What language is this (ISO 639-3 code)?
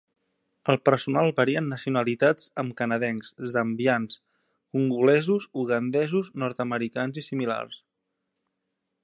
cat